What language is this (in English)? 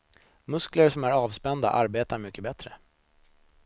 Swedish